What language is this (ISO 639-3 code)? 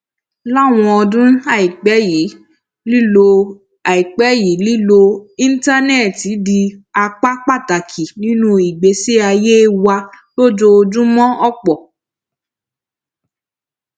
yor